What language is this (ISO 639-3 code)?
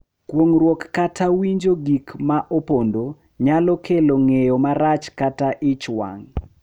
luo